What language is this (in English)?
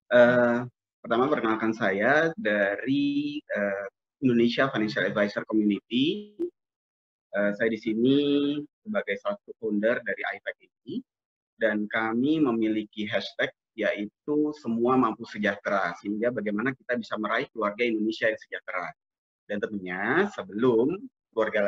Indonesian